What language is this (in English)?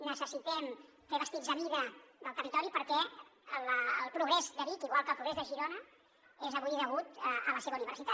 Catalan